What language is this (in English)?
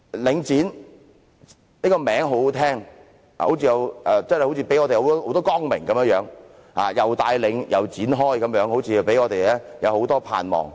Cantonese